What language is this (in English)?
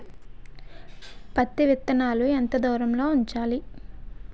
Telugu